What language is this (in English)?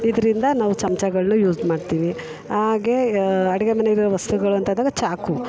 Kannada